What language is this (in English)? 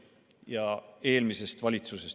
Estonian